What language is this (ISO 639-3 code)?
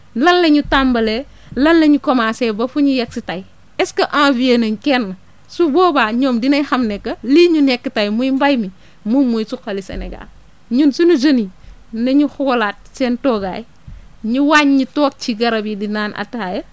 wol